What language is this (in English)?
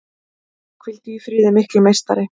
Icelandic